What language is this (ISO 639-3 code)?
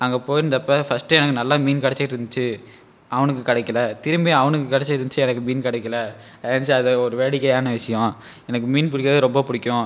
tam